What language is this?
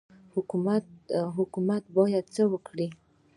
Pashto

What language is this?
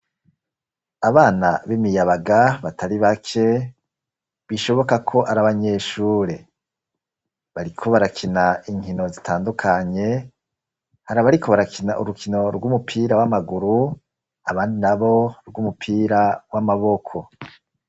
Rundi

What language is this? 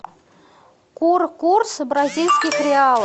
Russian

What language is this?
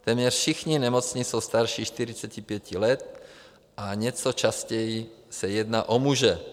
Czech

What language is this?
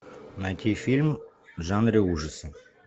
Russian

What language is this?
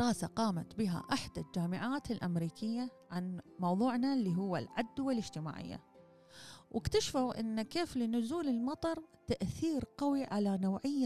Arabic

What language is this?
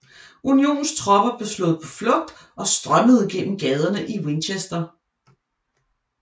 Danish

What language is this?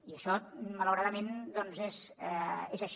Catalan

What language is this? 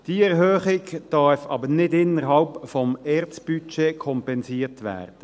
Swiss German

